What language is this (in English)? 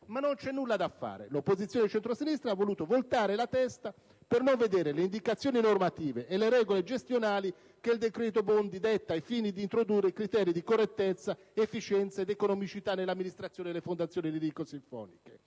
Italian